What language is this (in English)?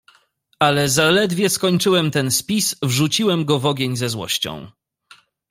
Polish